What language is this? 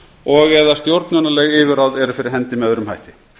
Icelandic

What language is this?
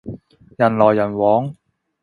Cantonese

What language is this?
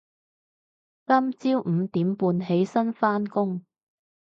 Cantonese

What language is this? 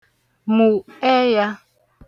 Igbo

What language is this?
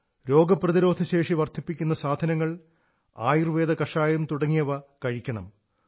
Malayalam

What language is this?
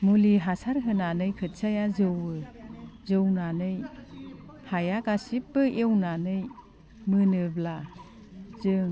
Bodo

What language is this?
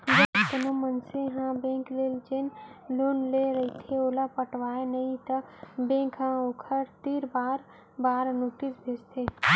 Chhattisgarhi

